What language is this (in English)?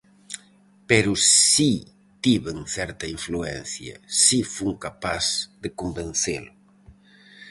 Galician